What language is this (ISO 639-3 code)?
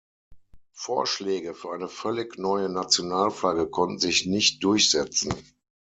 deu